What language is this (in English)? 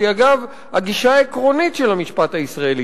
Hebrew